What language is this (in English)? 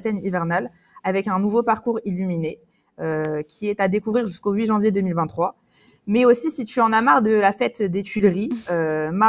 French